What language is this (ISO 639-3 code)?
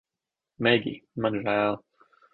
lav